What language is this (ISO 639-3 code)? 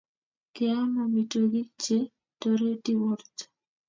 kln